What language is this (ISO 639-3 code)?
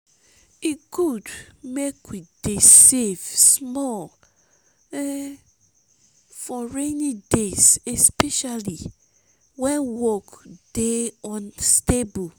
pcm